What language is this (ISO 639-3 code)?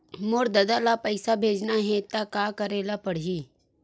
hne